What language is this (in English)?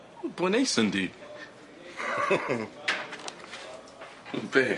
Welsh